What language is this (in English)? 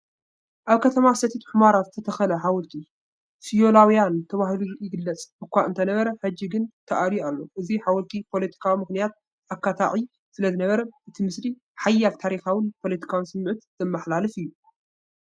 Tigrinya